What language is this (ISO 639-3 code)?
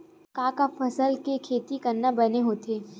hne